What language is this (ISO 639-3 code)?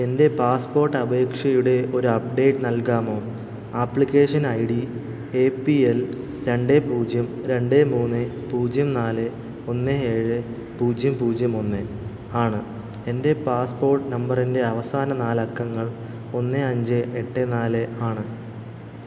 mal